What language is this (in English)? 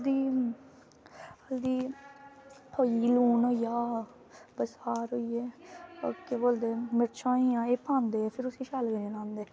Dogri